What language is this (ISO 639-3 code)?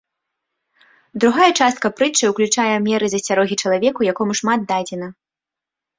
bel